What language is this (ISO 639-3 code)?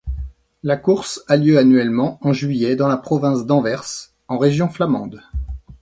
fra